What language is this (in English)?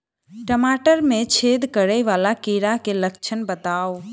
Maithili